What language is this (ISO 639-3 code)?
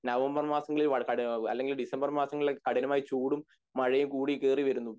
mal